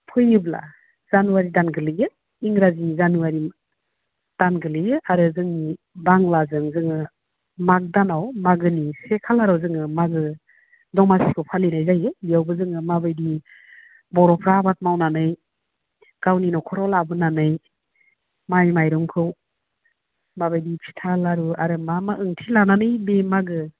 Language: Bodo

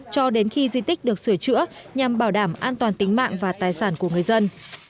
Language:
Vietnamese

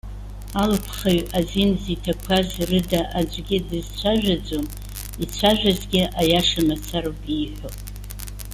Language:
Abkhazian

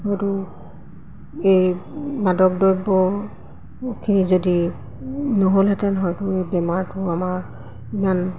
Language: Assamese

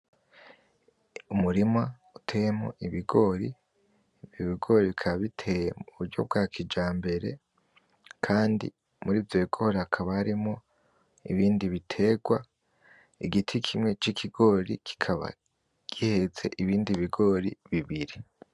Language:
Rundi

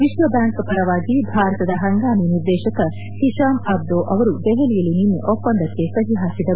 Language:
Kannada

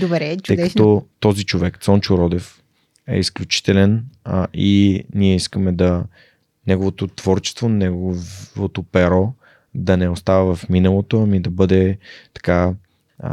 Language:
Bulgarian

